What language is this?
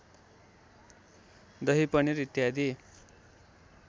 Nepali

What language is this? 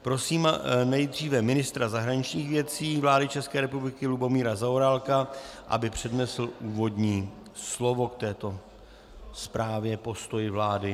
Czech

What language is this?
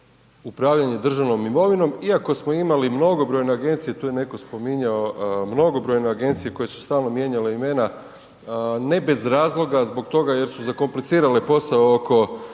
Croatian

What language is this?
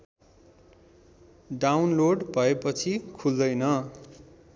Nepali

